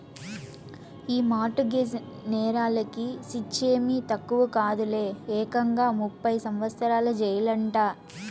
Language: Telugu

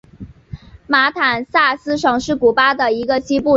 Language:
Chinese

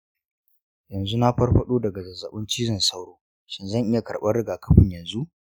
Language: Hausa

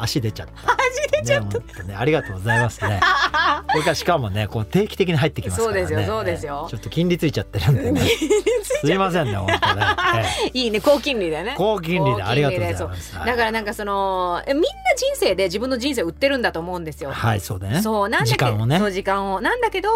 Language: Japanese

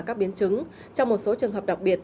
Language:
Vietnamese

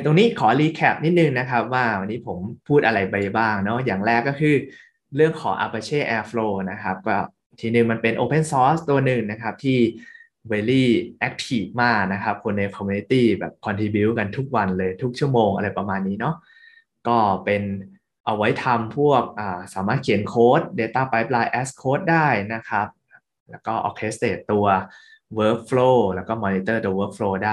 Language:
Thai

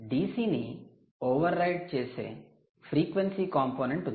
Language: Telugu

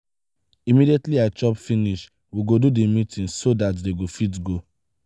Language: Nigerian Pidgin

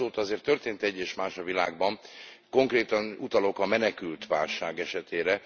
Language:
Hungarian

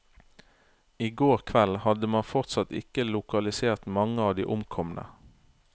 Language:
Norwegian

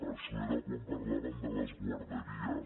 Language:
Catalan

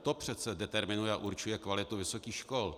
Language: Czech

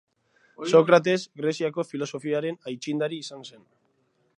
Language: Basque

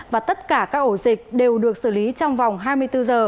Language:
Vietnamese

